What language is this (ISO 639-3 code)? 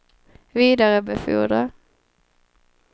swe